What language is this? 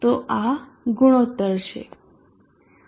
Gujarati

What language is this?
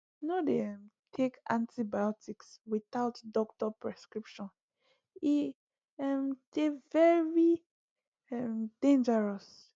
Nigerian Pidgin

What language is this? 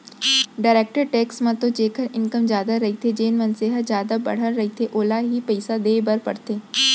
Chhattisgarhi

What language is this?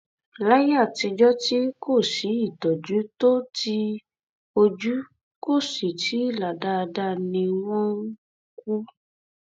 Yoruba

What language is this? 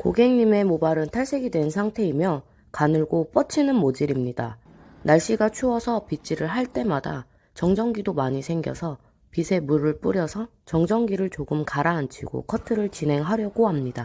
Korean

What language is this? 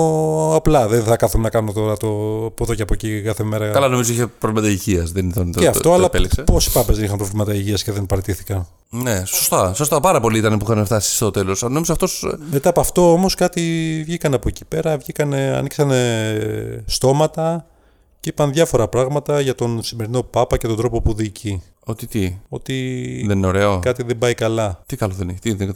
Greek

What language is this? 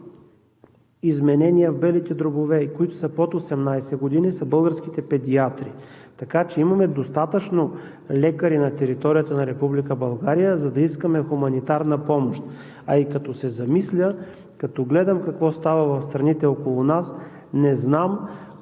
Bulgarian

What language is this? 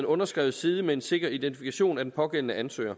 Danish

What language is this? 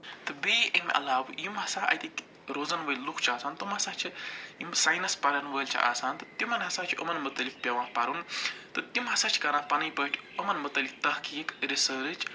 Kashmiri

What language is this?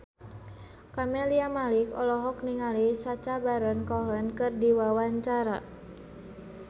Sundanese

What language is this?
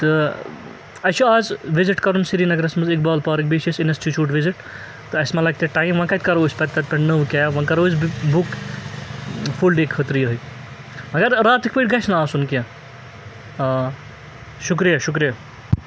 Kashmiri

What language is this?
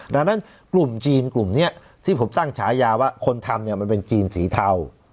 Thai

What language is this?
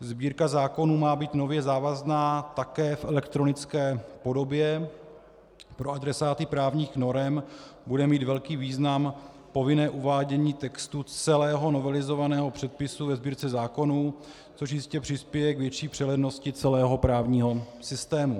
Czech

